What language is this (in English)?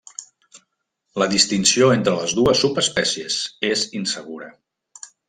Catalan